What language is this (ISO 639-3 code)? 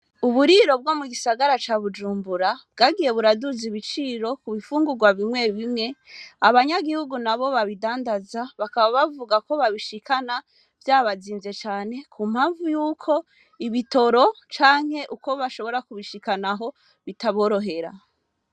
run